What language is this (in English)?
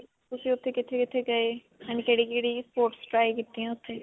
Punjabi